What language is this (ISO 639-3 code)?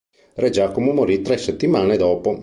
ita